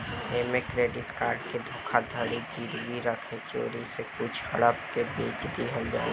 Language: Bhojpuri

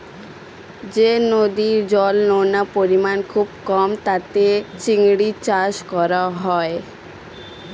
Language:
Bangla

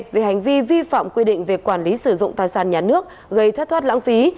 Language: Vietnamese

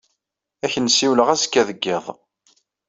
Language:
Kabyle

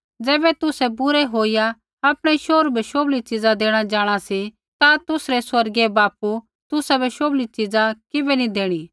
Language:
Kullu Pahari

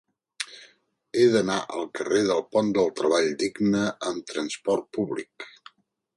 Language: Catalan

